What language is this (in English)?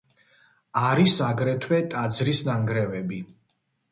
Georgian